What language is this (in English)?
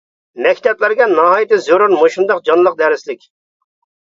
Uyghur